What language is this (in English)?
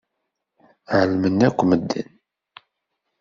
Kabyle